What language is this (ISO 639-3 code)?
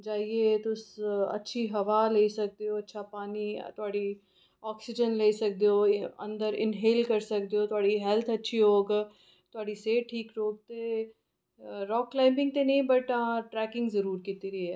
doi